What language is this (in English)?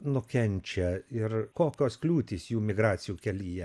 Lithuanian